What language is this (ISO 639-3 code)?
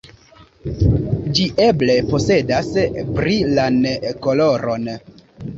epo